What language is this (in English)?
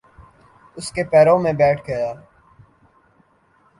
Urdu